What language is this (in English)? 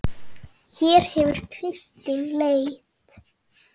Icelandic